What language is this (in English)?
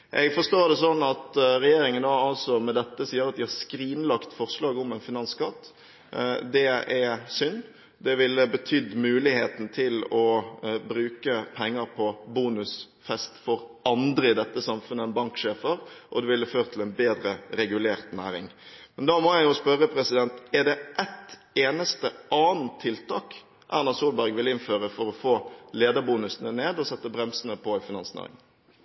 Norwegian Bokmål